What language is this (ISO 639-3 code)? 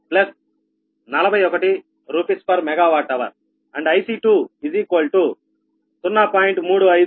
tel